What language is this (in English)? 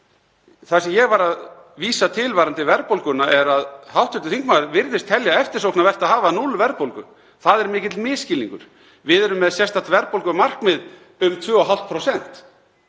Icelandic